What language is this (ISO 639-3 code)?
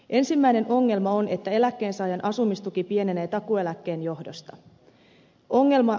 fin